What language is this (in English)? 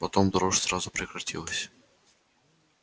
Russian